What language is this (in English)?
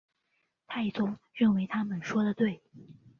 Chinese